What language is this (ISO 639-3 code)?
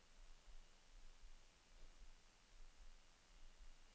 nor